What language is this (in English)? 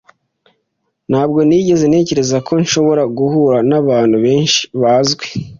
Kinyarwanda